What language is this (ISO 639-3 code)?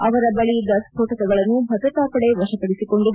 kan